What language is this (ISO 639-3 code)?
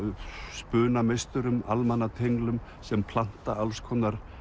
isl